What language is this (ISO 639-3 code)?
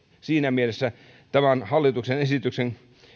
fin